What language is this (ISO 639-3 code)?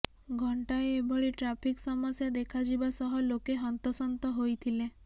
ori